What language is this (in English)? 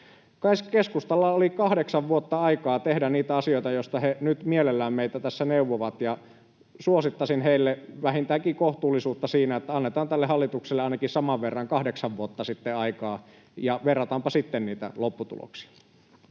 Finnish